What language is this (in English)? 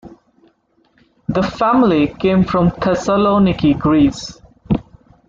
English